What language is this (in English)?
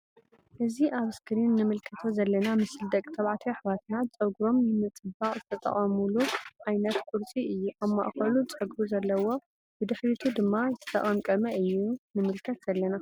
Tigrinya